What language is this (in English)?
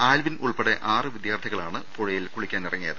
Malayalam